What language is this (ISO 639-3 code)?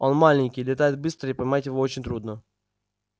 rus